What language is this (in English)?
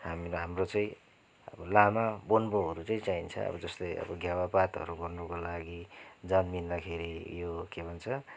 Nepali